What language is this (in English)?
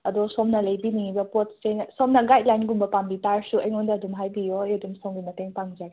Manipuri